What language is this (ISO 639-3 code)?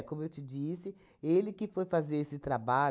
por